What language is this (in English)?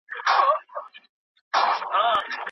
Pashto